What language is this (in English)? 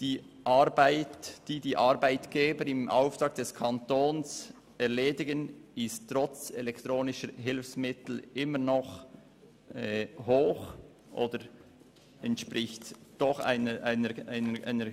Swiss German